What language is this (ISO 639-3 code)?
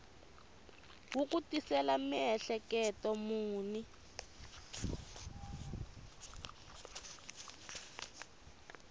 tso